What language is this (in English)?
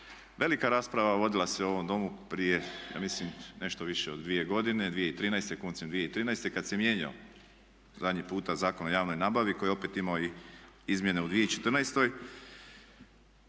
Croatian